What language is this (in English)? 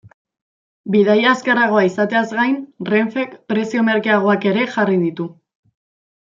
Basque